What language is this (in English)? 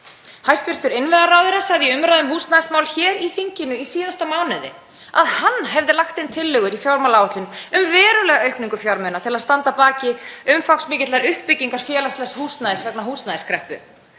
Icelandic